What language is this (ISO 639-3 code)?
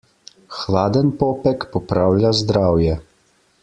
slv